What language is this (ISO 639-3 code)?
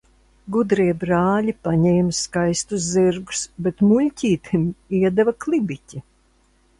lav